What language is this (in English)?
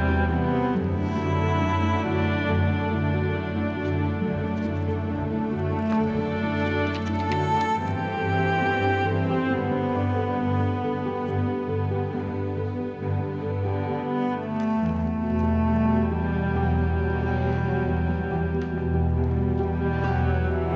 Indonesian